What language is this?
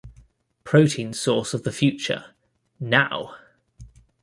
English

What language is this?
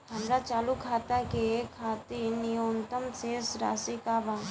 Bhojpuri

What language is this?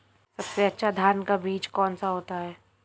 Hindi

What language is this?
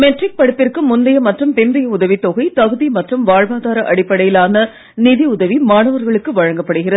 Tamil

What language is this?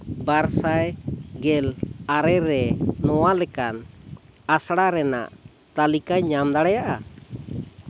Santali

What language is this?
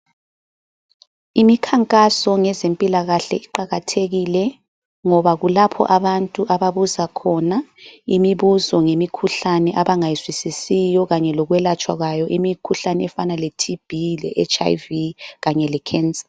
North Ndebele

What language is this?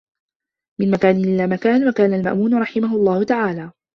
Arabic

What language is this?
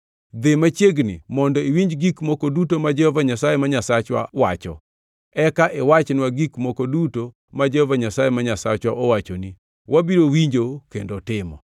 Luo (Kenya and Tanzania)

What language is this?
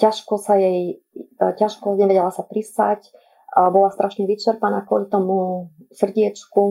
Slovak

